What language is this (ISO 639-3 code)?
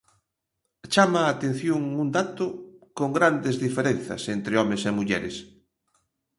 glg